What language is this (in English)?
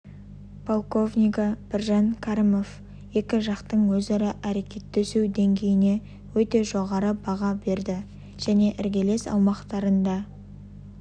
Kazakh